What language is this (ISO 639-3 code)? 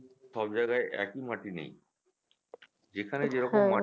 ben